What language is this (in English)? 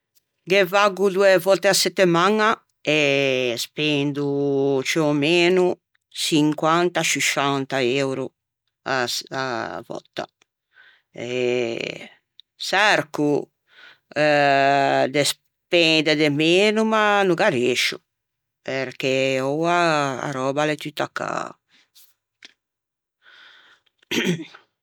Ligurian